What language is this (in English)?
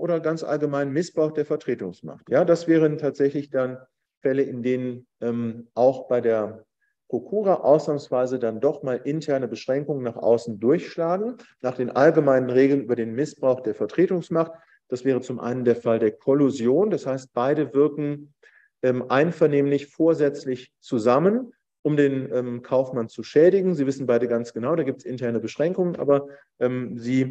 German